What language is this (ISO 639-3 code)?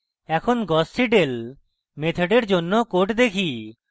ben